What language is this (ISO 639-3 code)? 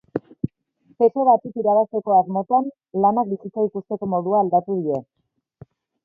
eus